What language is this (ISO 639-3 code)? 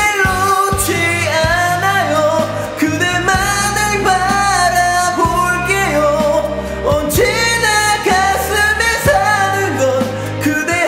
kor